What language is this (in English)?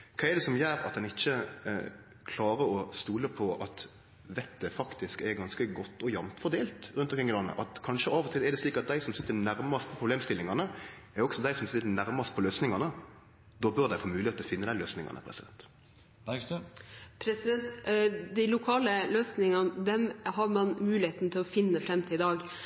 Norwegian